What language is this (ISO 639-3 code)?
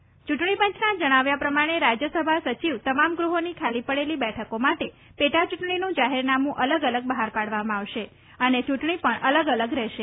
guj